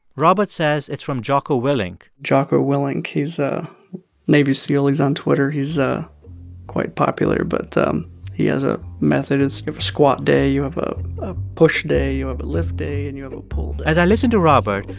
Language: English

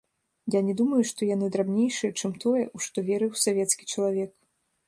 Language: Belarusian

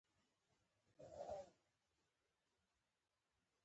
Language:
Pashto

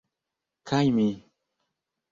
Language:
Esperanto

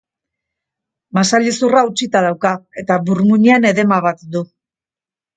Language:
Basque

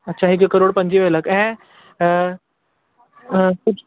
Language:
Sindhi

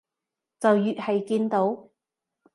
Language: Cantonese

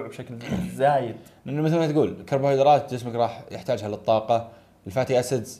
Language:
Arabic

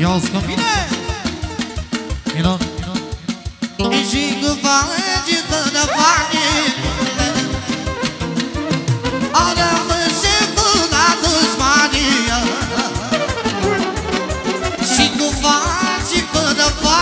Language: Romanian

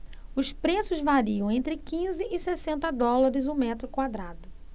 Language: Portuguese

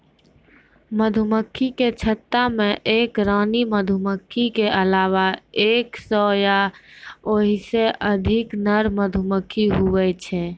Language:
Maithili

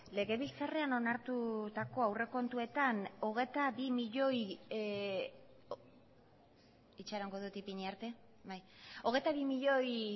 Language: Basque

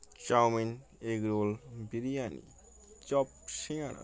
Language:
Bangla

